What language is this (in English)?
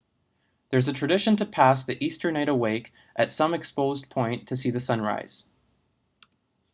English